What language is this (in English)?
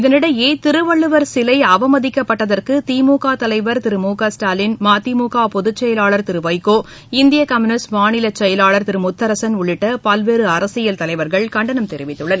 Tamil